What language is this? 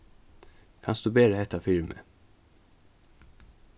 Faroese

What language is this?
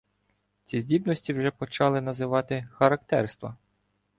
Ukrainian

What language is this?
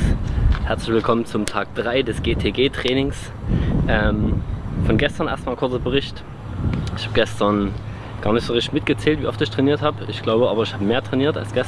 German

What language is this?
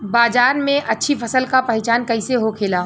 Bhojpuri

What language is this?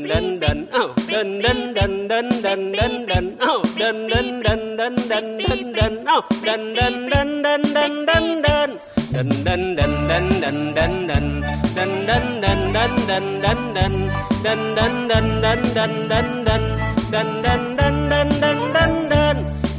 Thai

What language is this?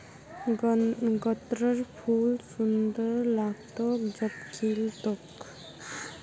Magahi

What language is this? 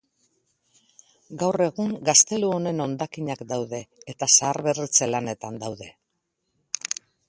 Basque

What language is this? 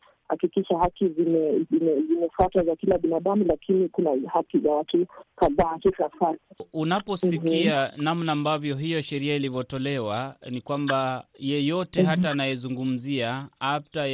Swahili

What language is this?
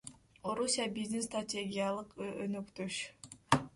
Kyrgyz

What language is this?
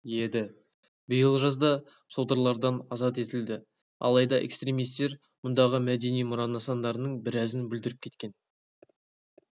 Kazakh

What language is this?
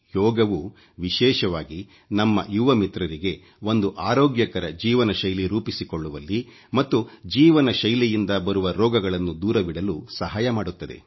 Kannada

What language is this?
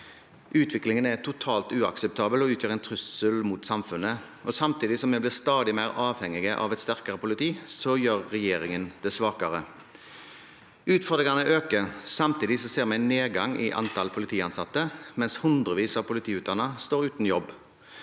Norwegian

